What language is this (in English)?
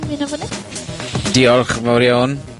Welsh